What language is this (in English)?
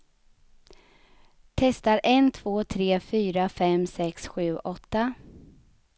Swedish